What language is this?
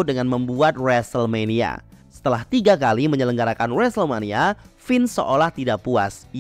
Indonesian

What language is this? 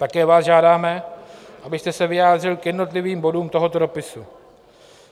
Czech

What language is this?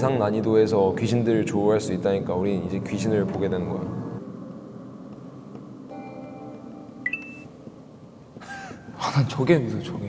Korean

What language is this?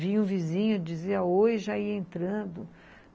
Portuguese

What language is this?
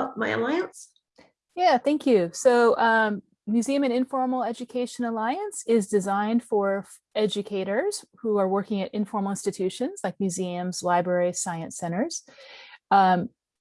English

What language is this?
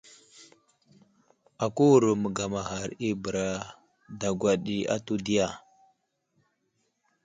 Wuzlam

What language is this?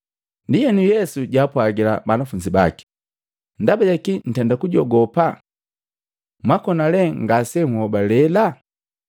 Matengo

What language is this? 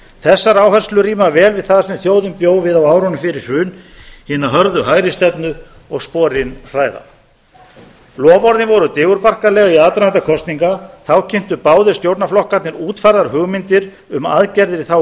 Icelandic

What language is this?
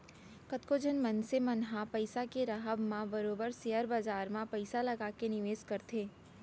Chhattisgarhi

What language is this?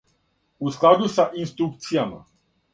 Serbian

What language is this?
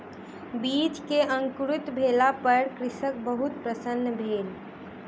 Maithili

